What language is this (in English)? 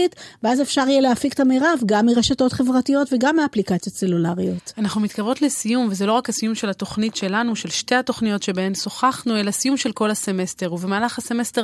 Hebrew